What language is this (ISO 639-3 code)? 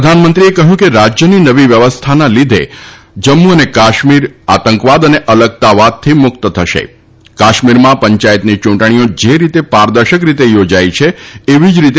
guj